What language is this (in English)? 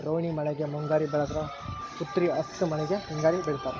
Kannada